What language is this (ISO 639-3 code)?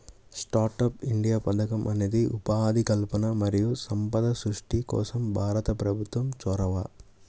tel